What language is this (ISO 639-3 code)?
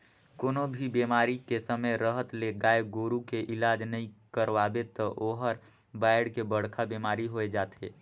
hne